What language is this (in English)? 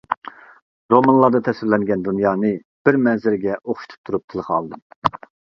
Uyghur